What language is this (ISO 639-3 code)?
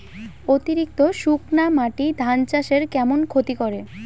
ben